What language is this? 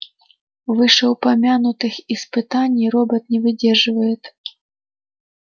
Russian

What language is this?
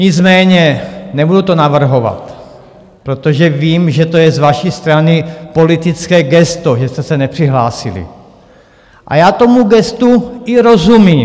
Czech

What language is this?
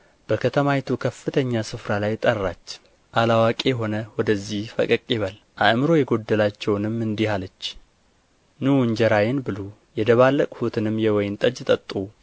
Amharic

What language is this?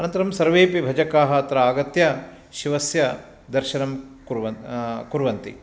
Sanskrit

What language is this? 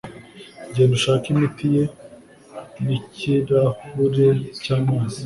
Kinyarwanda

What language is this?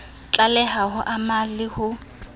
Southern Sotho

